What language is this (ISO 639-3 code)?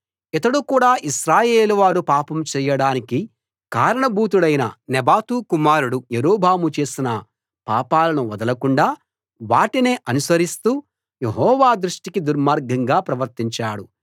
tel